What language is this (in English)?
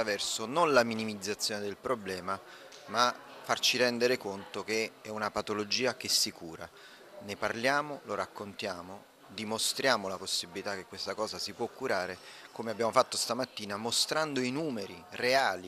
Italian